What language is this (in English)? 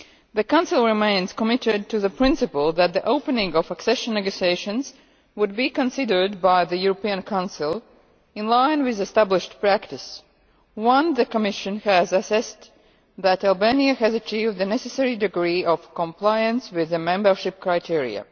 English